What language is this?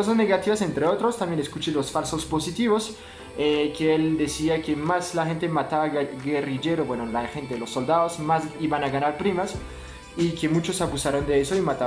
Spanish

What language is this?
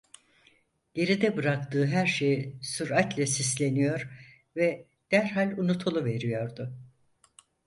Turkish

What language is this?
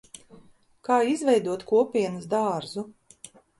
Latvian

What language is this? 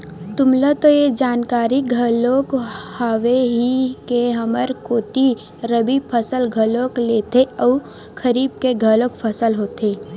Chhattisgarhi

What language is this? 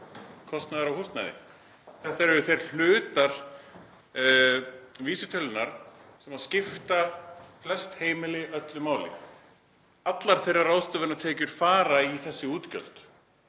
Icelandic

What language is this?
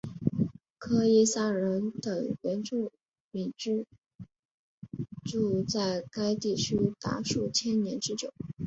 Chinese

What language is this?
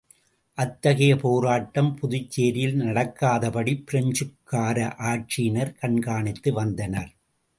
Tamil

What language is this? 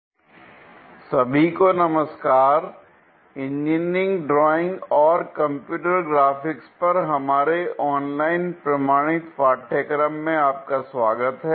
Hindi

